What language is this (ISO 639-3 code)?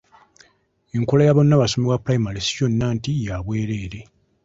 lug